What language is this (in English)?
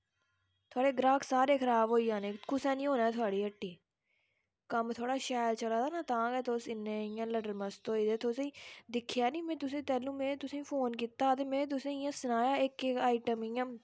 Dogri